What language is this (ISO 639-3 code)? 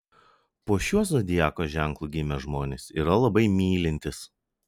lit